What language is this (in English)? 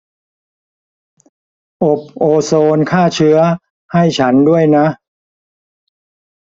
Thai